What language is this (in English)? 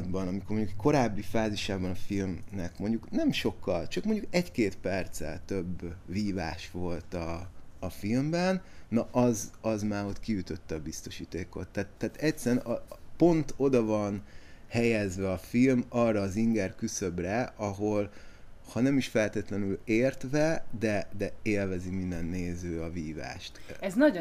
Hungarian